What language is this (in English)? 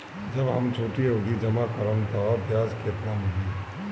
Bhojpuri